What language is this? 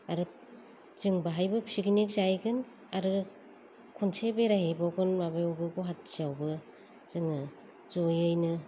Bodo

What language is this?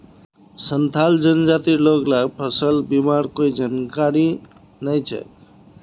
Magahi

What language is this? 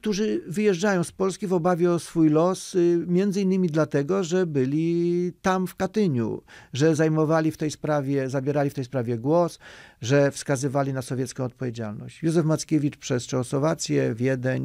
Polish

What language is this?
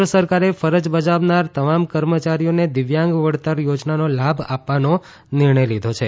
Gujarati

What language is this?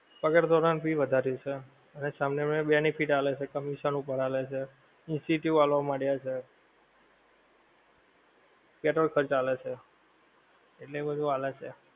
Gujarati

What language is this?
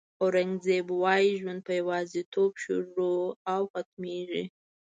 Pashto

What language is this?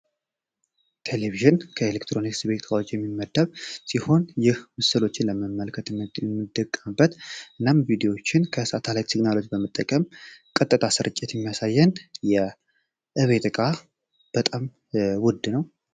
Amharic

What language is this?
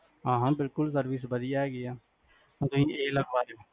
Punjabi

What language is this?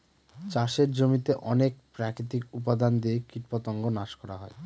Bangla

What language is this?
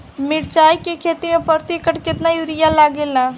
Bhojpuri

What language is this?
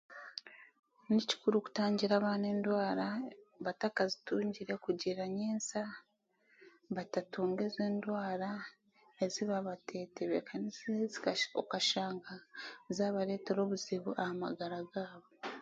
Chiga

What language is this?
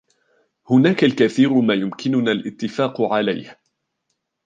Arabic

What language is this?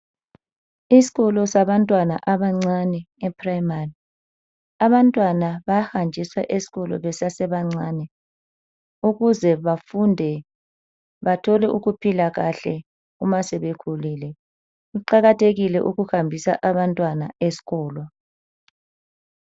North Ndebele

